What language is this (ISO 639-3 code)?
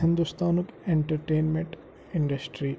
kas